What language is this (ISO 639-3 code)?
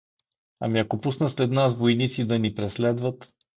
bul